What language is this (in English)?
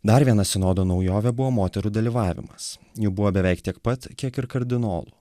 Lithuanian